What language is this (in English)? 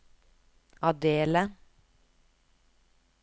Norwegian